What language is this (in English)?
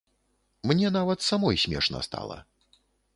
Belarusian